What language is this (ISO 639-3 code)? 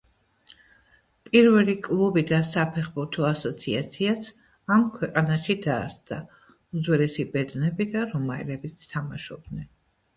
kat